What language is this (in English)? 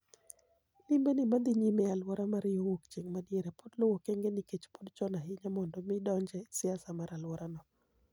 Luo (Kenya and Tanzania)